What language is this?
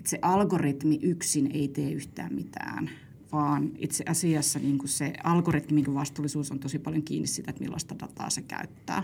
Finnish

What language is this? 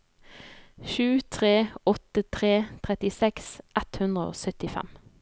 Norwegian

